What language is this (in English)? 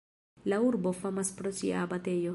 Esperanto